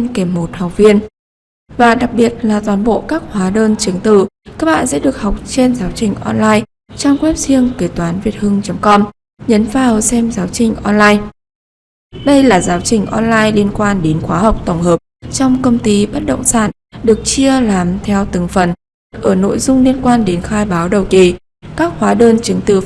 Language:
Vietnamese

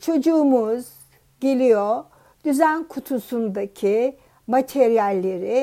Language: Turkish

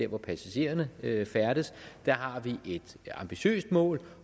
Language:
Danish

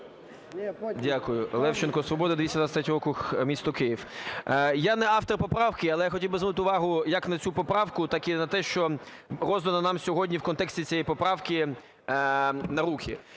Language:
Ukrainian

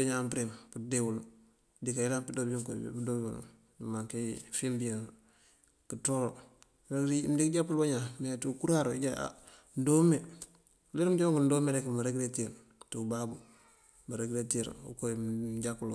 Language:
Mandjak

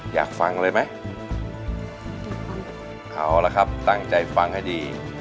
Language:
Thai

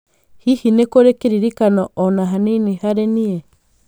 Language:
Kikuyu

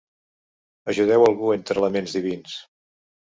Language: Catalan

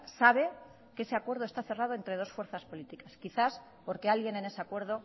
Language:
Spanish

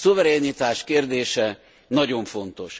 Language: Hungarian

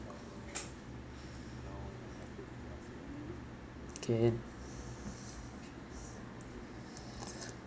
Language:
English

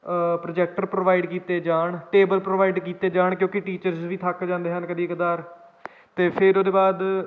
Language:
Punjabi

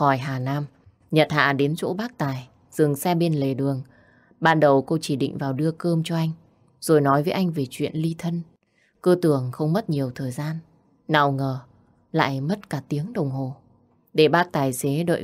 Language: Vietnamese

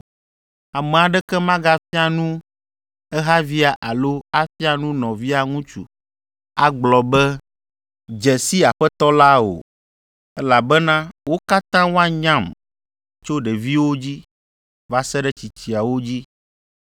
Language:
Ewe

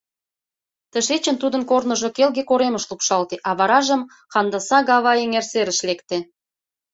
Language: Mari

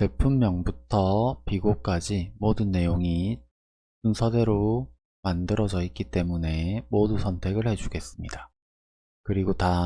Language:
Korean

